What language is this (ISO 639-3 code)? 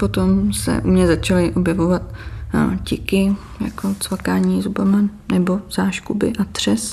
ces